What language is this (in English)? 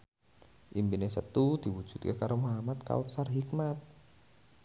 Javanese